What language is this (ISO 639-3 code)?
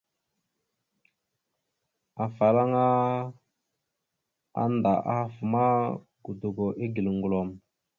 mxu